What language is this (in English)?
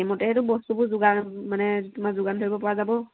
Assamese